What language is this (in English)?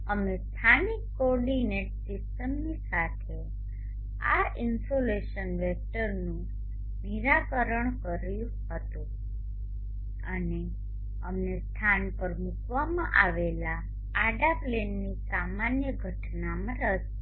Gujarati